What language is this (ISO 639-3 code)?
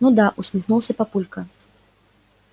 rus